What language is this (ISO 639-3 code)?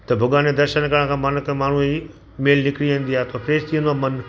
snd